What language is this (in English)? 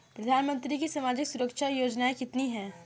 Hindi